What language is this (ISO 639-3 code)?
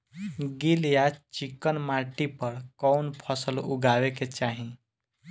bho